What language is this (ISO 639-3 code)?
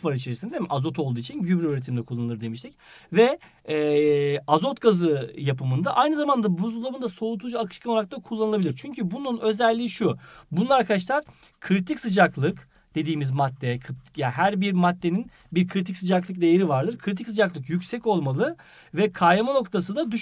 tur